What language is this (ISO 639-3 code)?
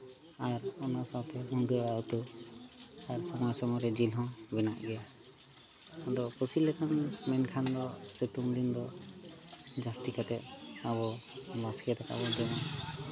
sat